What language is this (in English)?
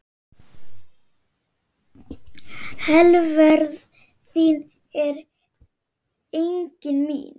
Icelandic